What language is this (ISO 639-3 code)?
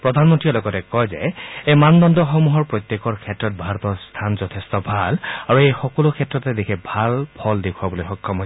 asm